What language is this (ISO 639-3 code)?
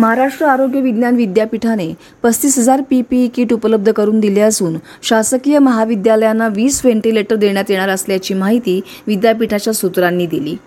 mar